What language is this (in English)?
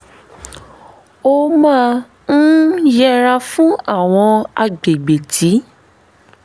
Yoruba